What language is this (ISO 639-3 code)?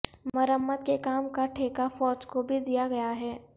urd